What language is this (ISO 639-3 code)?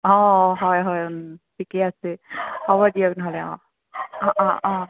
asm